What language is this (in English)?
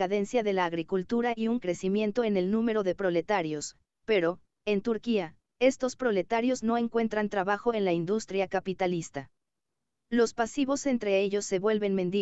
Spanish